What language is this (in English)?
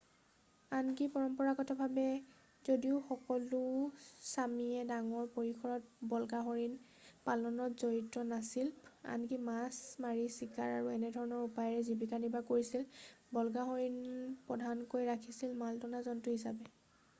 Assamese